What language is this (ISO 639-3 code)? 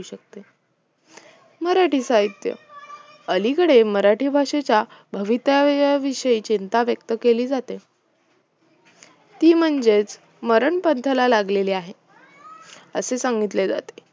mar